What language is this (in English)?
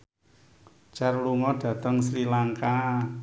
Javanese